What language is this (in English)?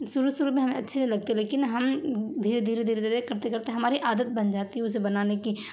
Urdu